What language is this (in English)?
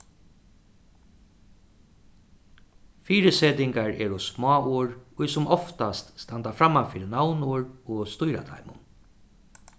Faroese